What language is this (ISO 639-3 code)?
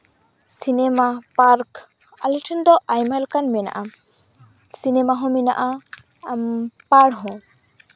sat